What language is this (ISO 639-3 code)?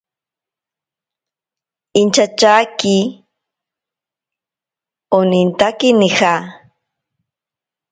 prq